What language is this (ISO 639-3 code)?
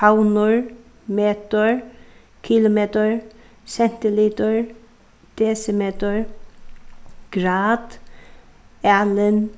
fao